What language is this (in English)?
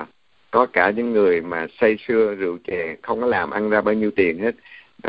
Vietnamese